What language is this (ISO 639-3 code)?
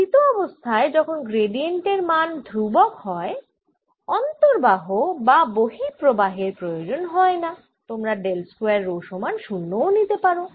ben